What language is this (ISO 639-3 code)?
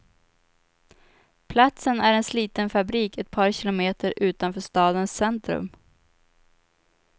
swe